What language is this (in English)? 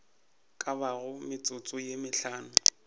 Northern Sotho